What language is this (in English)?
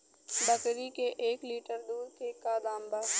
Bhojpuri